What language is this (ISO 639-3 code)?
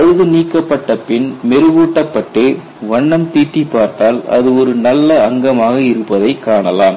tam